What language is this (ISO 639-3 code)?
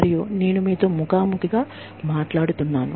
tel